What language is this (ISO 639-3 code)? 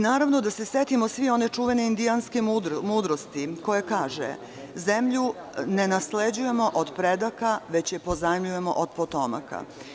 srp